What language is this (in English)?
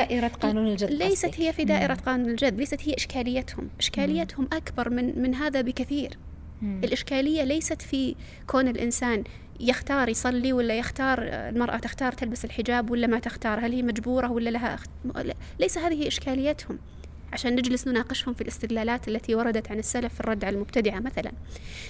Arabic